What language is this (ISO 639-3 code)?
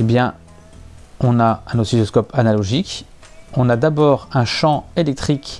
fra